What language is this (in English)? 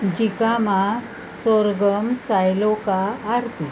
Marathi